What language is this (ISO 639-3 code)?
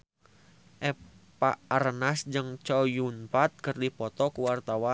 sun